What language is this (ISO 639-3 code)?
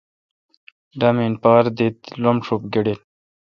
xka